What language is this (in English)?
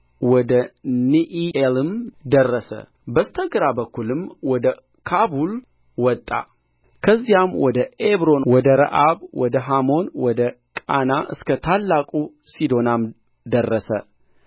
Amharic